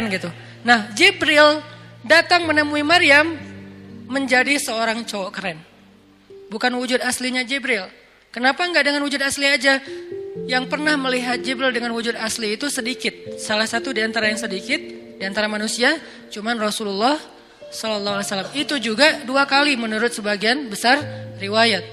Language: Indonesian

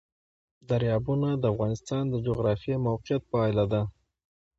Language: Pashto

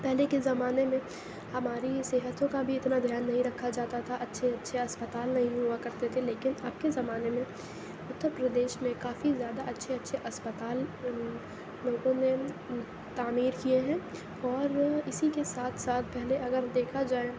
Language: Urdu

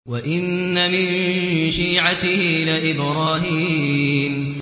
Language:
Arabic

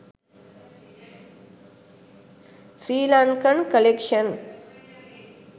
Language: Sinhala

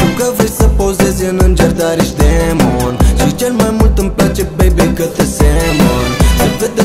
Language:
Romanian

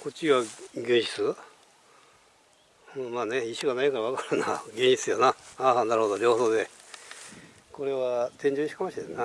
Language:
Japanese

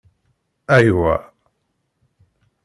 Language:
Kabyle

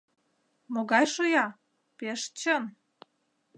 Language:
Mari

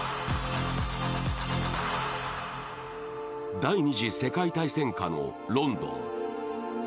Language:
Japanese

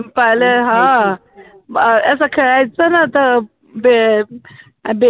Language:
Marathi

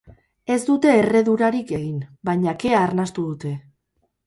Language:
Basque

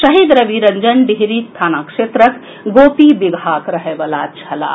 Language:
Maithili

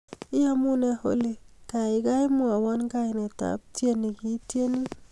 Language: Kalenjin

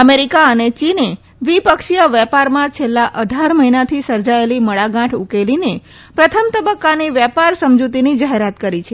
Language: Gujarati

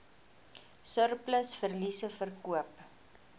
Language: Afrikaans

